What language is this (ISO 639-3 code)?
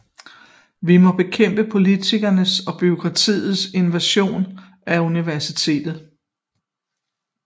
dan